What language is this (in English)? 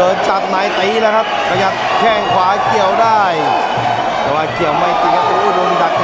Thai